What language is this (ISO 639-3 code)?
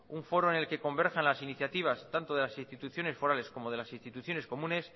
spa